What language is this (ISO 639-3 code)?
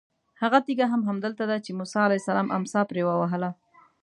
pus